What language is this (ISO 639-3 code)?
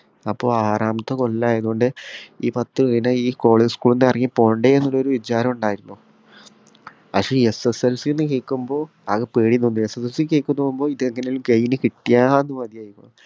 mal